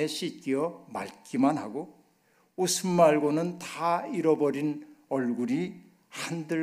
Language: Korean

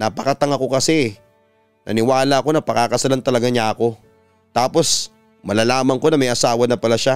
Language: Filipino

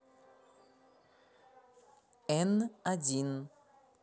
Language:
Russian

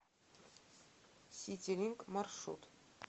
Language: Russian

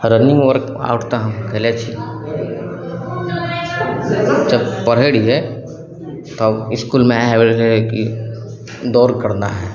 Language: Maithili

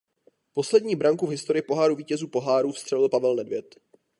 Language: Czech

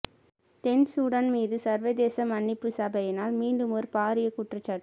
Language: Tamil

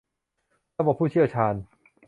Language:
Thai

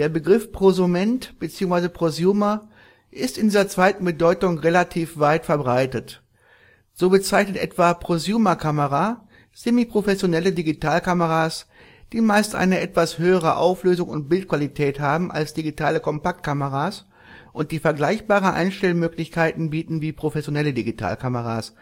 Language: German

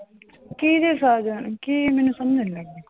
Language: Punjabi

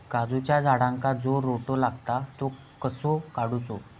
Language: Marathi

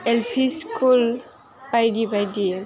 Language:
Bodo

